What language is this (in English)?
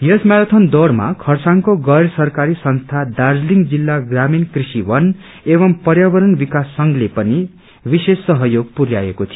Nepali